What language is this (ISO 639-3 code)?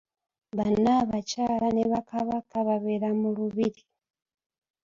lug